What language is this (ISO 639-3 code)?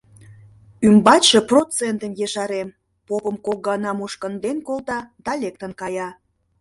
chm